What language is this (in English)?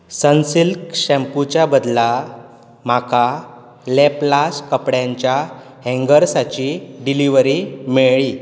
Konkani